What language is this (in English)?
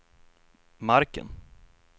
Swedish